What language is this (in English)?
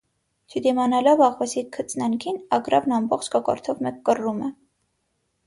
Armenian